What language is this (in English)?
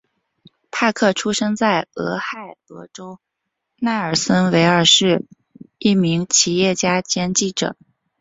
Chinese